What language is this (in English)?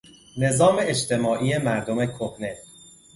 Persian